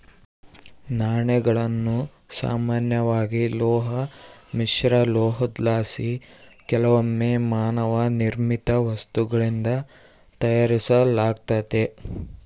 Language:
Kannada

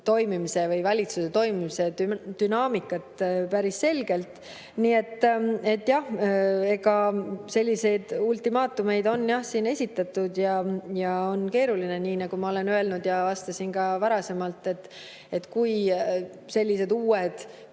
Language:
Estonian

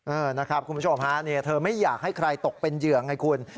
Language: Thai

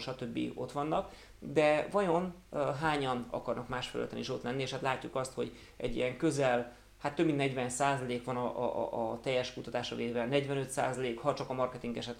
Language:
Hungarian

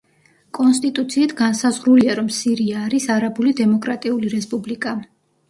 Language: Georgian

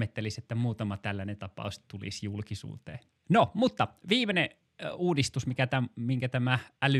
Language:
Finnish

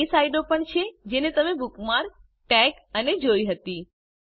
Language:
Gujarati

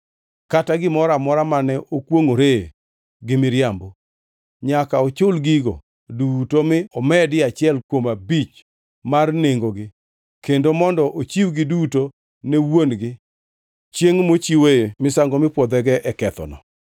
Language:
Luo (Kenya and Tanzania)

